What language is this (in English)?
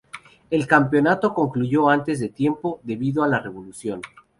Spanish